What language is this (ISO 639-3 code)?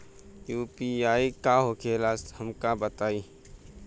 bho